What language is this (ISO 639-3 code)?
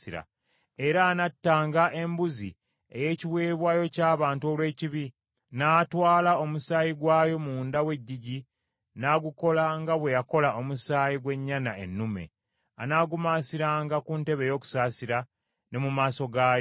lug